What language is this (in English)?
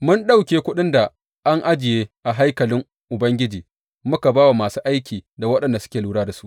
Hausa